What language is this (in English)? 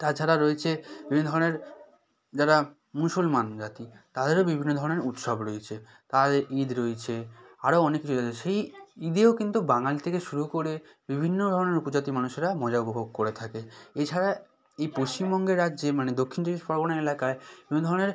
Bangla